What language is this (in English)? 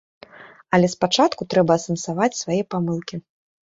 Belarusian